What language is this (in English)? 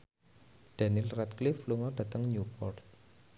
Javanese